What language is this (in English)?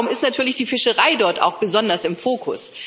German